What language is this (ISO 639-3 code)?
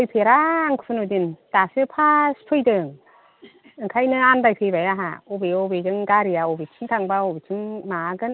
brx